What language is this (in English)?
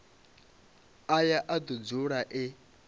Venda